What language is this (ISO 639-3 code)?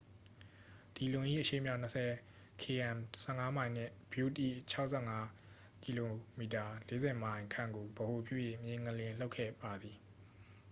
mya